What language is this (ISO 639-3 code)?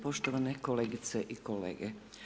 hrv